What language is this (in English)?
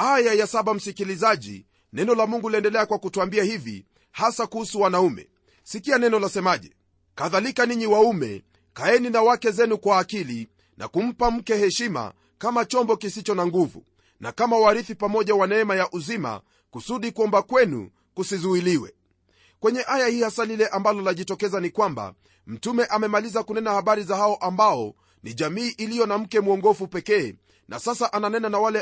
Swahili